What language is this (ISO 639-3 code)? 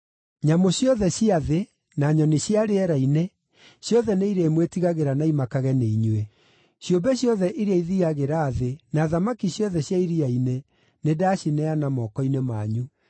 kik